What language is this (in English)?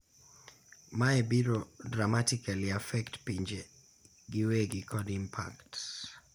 Luo (Kenya and Tanzania)